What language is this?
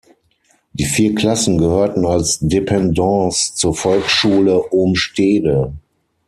German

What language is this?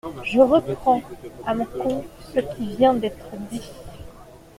French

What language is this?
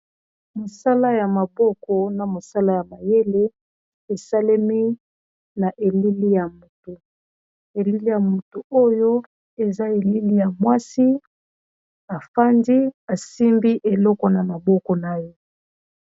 Lingala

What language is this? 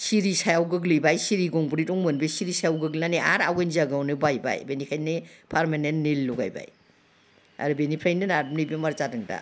Bodo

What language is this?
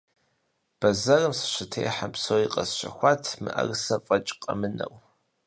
Kabardian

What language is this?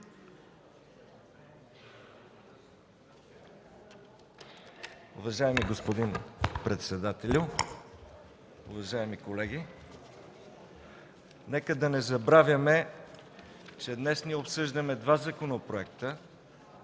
Bulgarian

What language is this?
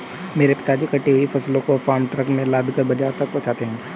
Hindi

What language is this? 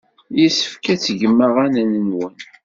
Kabyle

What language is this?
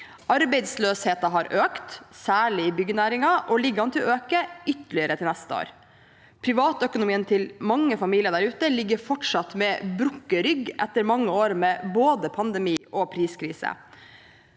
Norwegian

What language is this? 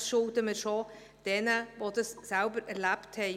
Swiss German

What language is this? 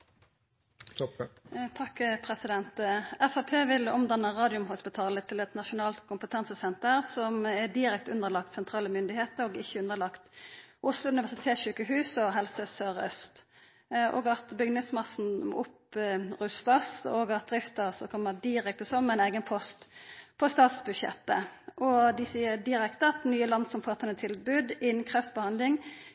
Norwegian Nynorsk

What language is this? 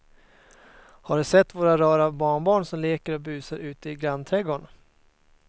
Swedish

